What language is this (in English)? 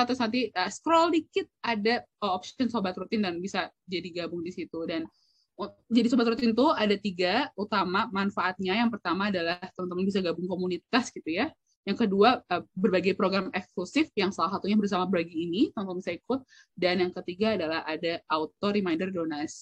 Indonesian